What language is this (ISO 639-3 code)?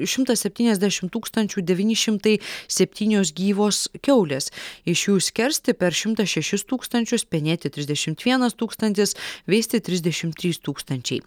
lit